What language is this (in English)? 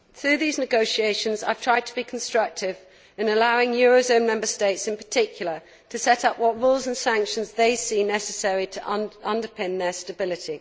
English